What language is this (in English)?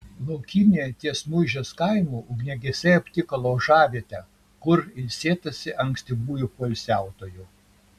Lithuanian